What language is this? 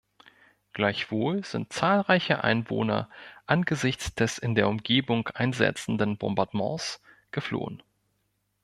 German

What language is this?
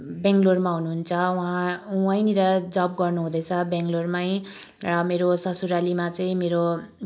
Nepali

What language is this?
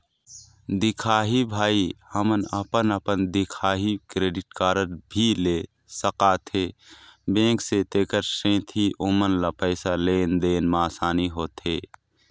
Chhattisgarhi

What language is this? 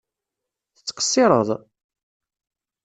Kabyle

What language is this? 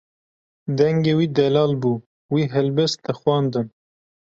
Kurdish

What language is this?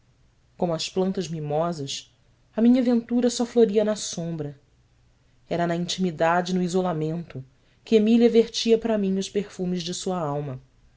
Portuguese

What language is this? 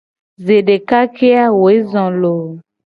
Gen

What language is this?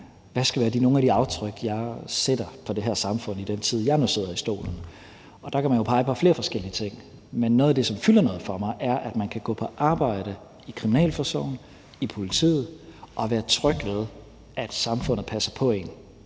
Danish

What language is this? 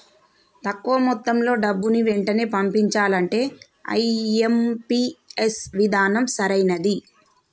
Telugu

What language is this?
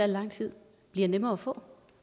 Danish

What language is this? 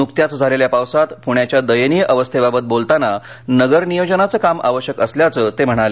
Marathi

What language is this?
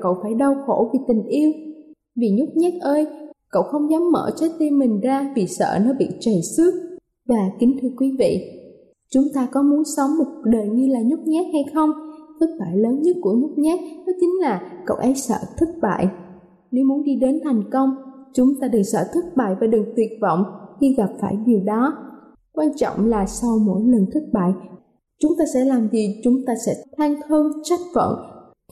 Vietnamese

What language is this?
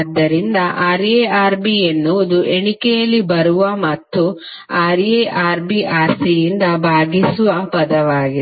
Kannada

